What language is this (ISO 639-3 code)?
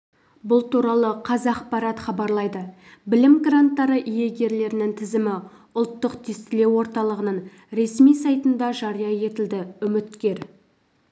kaz